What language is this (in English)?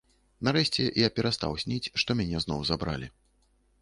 Belarusian